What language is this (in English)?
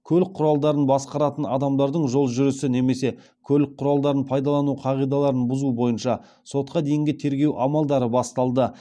Kazakh